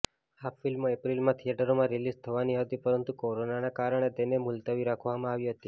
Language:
Gujarati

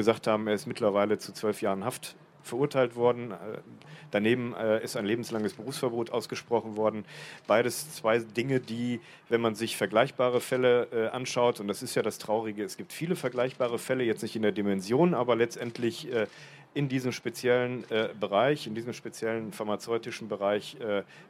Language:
German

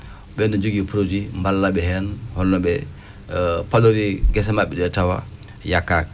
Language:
Fula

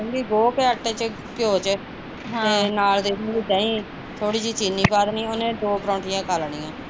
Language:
Punjabi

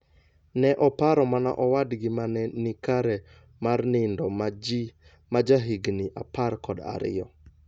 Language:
Luo (Kenya and Tanzania)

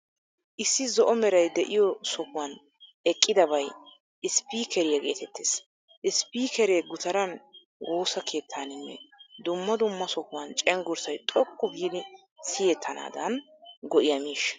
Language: Wolaytta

